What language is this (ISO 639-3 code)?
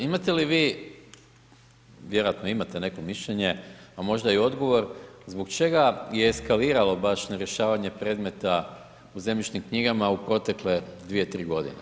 hrv